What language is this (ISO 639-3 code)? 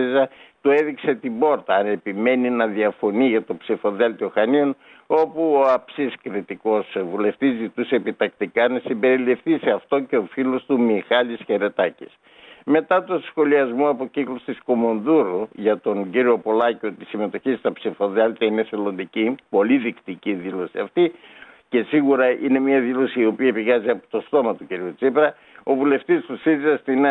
ell